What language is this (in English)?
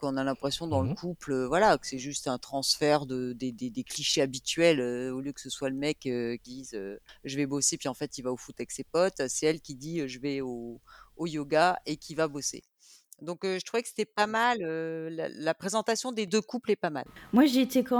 French